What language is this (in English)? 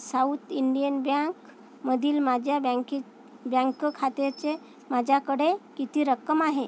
Marathi